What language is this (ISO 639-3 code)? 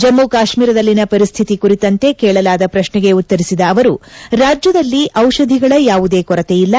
kan